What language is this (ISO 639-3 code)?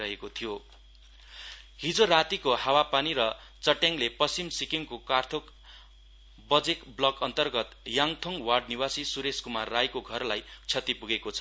nep